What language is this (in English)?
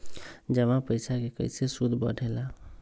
Magahi